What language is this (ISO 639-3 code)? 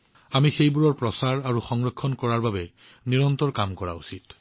asm